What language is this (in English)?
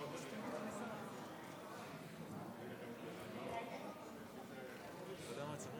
Hebrew